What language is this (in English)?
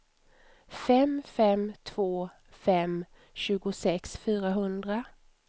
Swedish